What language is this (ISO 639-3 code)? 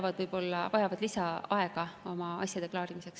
est